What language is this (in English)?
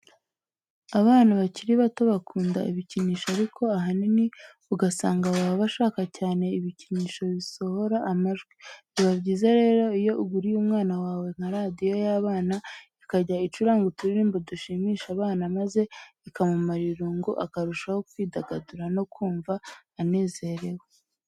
Kinyarwanda